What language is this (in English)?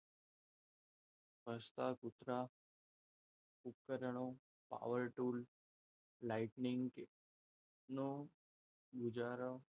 Gujarati